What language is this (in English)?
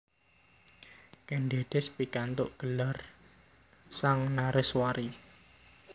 Javanese